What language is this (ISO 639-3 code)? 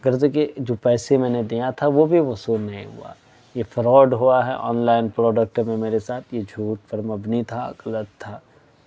urd